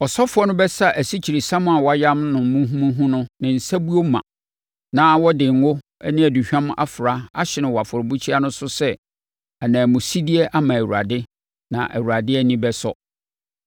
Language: Akan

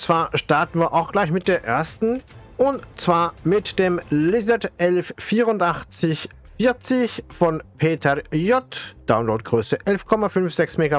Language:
German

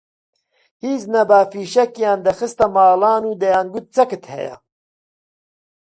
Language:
Central Kurdish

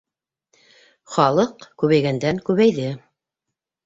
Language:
Bashkir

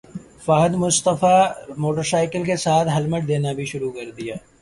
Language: Urdu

